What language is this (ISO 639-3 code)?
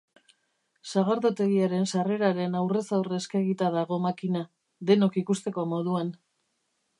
eus